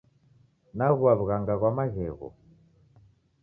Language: Taita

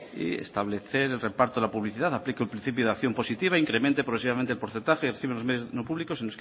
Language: Spanish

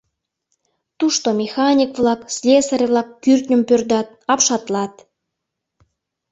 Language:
Mari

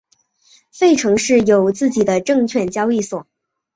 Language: Chinese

